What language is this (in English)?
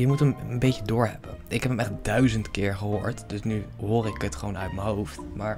Dutch